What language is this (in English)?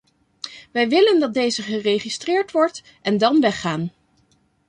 Dutch